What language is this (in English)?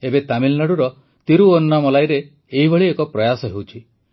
Odia